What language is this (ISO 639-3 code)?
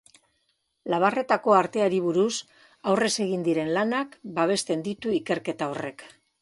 eus